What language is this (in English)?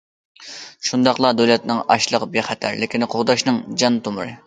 Uyghur